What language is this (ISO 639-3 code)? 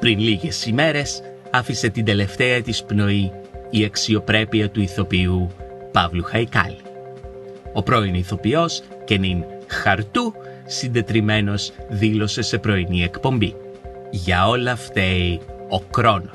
ell